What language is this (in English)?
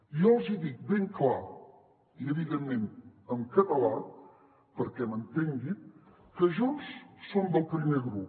Catalan